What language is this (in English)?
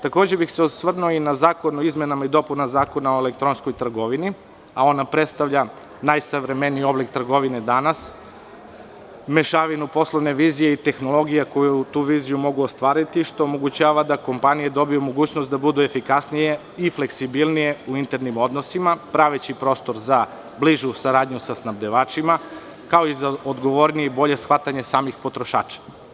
Serbian